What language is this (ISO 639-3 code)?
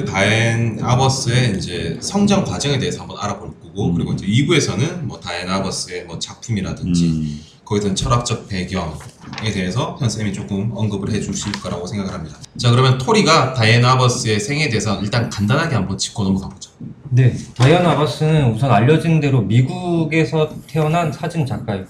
kor